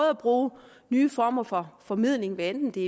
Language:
Danish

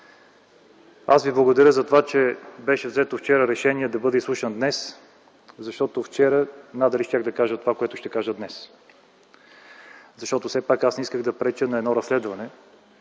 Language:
Bulgarian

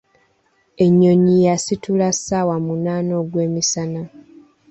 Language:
Ganda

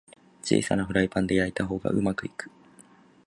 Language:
Japanese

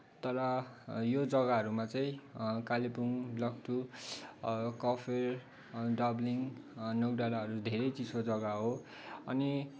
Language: Nepali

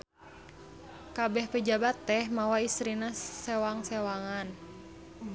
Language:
Sundanese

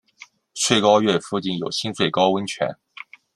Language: Chinese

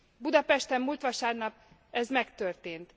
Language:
Hungarian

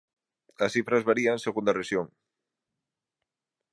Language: Galician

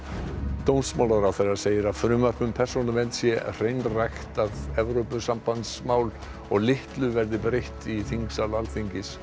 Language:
Icelandic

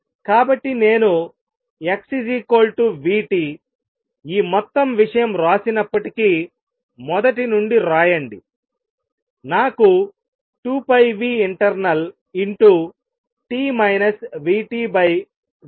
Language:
Telugu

